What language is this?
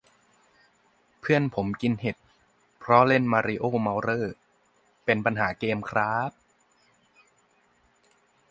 Thai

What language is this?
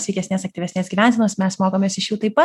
Lithuanian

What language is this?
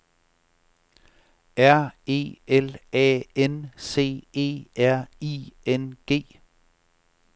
Danish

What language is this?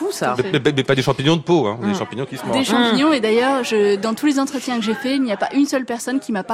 French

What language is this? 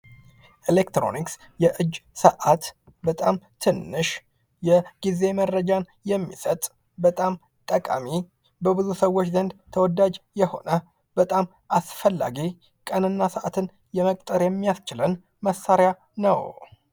Amharic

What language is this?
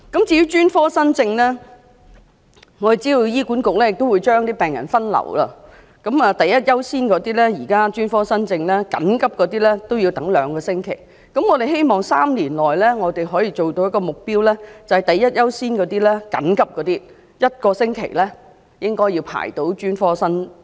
Cantonese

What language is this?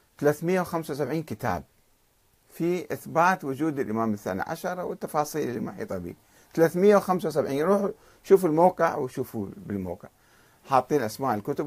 Arabic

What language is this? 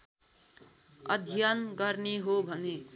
Nepali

